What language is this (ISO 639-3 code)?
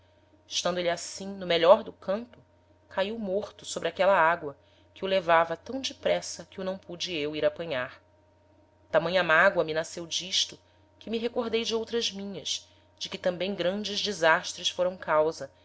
por